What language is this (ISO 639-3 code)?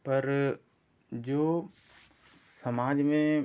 hin